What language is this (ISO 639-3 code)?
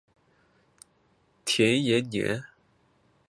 zho